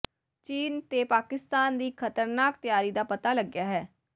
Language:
Punjabi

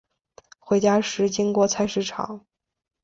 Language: Chinese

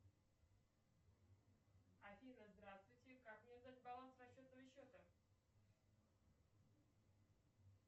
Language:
Russian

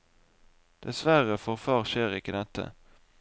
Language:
Norwegian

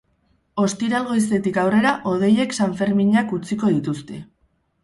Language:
Basque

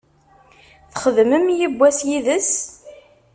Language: Kabyle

